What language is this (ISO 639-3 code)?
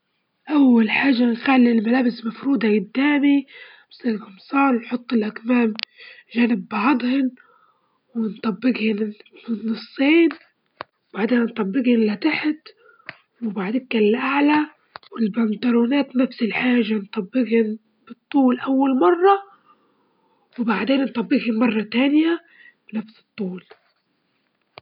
ayl